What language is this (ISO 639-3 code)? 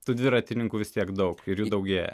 lit